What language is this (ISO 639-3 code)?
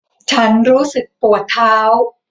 tha